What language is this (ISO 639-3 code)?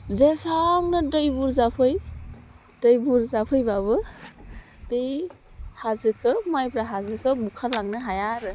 brx